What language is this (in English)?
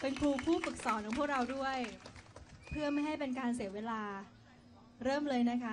Thai